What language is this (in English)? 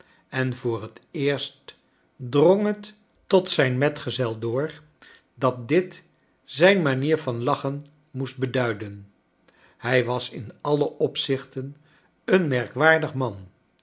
Dutch